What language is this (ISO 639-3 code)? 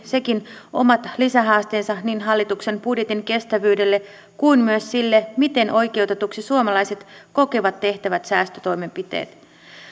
fin